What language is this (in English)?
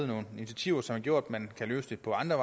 Danish